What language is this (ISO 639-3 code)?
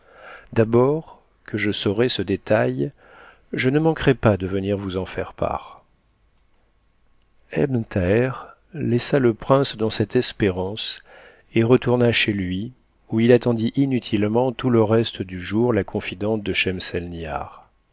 fra